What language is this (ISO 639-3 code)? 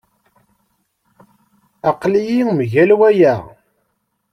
kab